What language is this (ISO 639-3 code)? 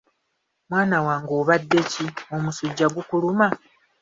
lug